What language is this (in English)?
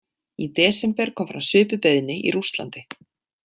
Icelandic